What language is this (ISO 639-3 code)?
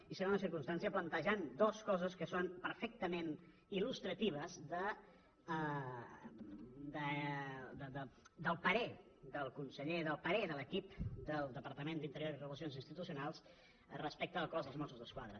cat